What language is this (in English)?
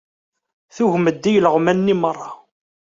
Kabyle